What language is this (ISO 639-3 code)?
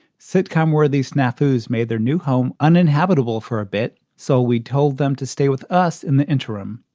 eng